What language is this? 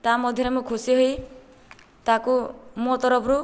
Odia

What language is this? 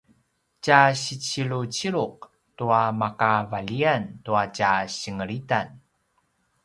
Paiwan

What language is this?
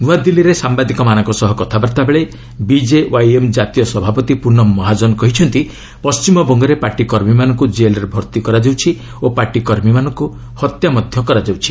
Odia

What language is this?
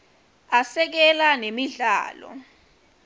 Swati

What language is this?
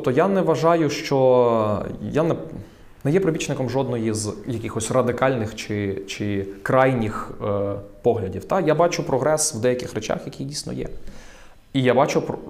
Ukrainian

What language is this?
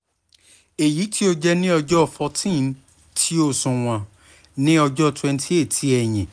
Yoruba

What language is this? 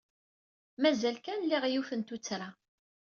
Kabyle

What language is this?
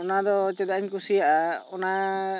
Santali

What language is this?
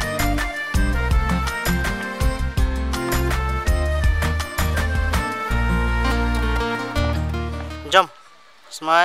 Thai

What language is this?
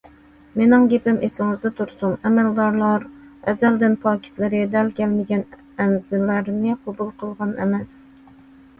Uyghur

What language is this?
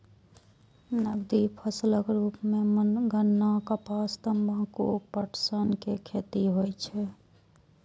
Maithili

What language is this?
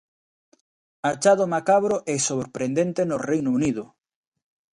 Galician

